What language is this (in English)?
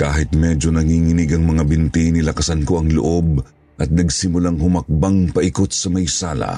Filipino